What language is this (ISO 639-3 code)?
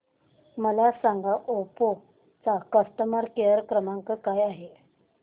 mar